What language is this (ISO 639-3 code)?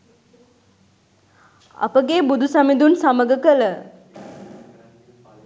sin